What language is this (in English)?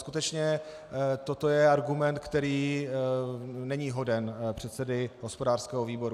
Czech